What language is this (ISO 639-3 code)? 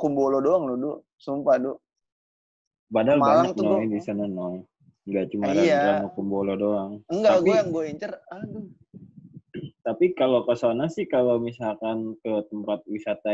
ind